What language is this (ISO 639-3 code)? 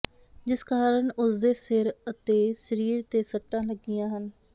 pan